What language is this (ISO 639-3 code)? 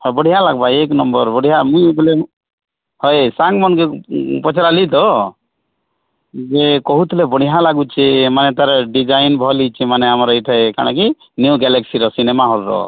ori